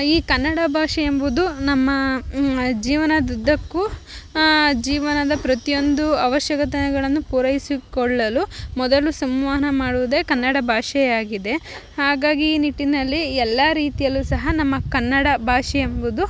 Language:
Kannada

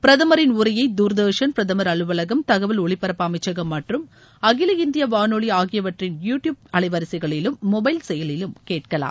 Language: Tamil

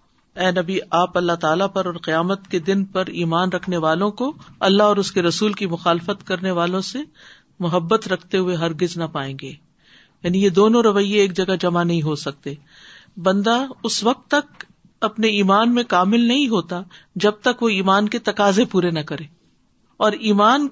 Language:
Urdu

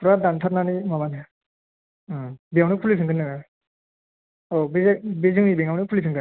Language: Bodo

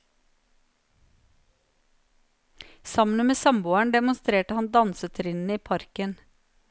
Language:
Norwegian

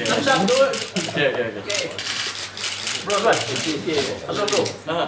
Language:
Malay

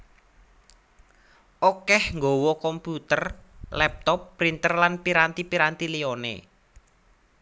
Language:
Javanese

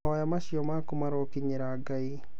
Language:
Kikuyu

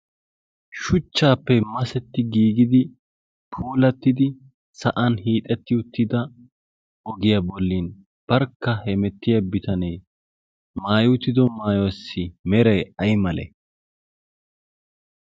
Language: Wolaytta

